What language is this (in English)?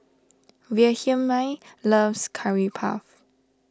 English